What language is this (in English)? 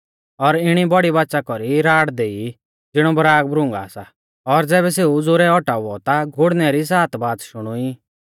Mahasu Pahari